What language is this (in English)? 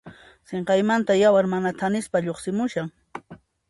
Puno Quechua